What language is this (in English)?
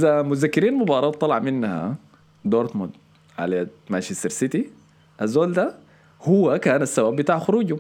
Arabic